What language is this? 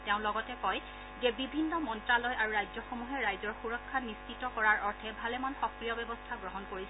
Assamese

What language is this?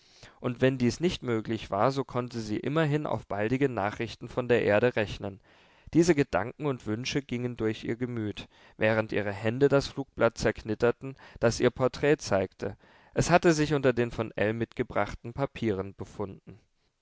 German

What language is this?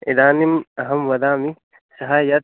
Sanskrit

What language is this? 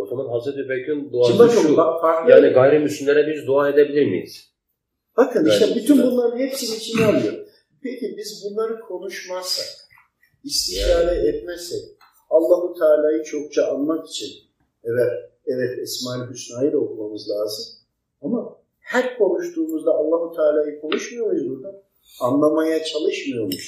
Turkish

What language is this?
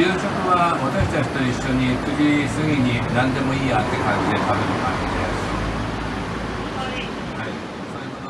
Japanese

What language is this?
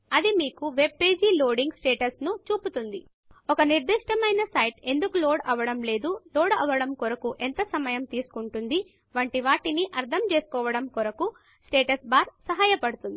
Telugu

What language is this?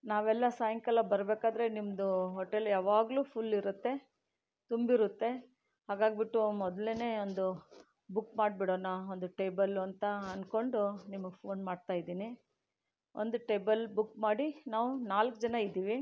Kannada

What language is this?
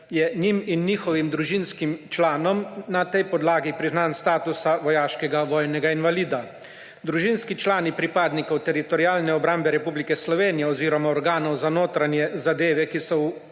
Slovenian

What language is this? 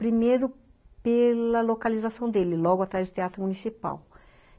Portuguese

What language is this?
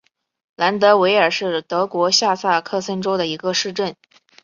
Chinese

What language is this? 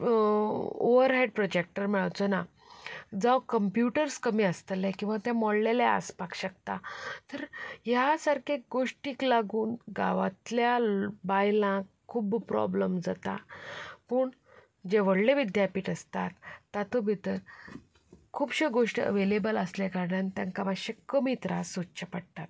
Konkani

